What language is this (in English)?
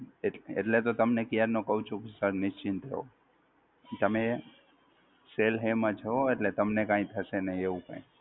Gujarati